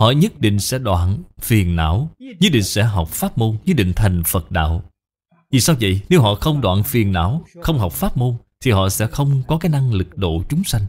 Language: Vietnamese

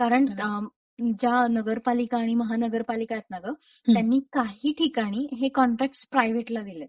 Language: Marathi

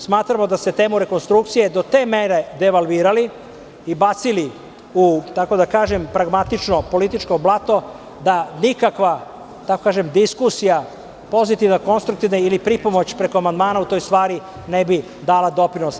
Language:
Serbian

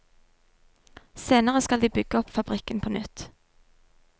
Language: Norwegian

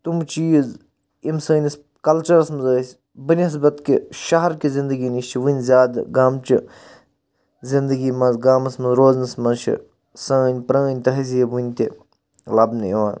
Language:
Kashmiri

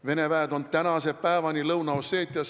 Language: Estonian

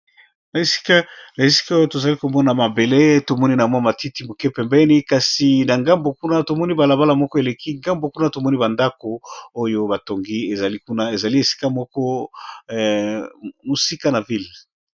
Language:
Lingala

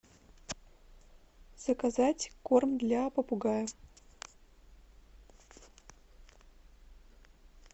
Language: Russian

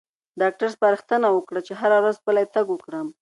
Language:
Pashto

